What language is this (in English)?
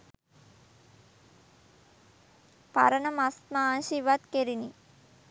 Sinhala